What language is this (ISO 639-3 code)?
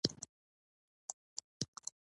pus